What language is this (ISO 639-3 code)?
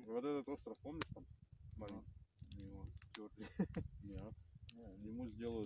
rus